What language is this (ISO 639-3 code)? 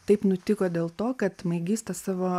lit